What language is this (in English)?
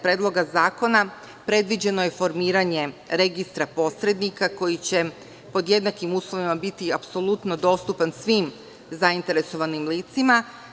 Serbian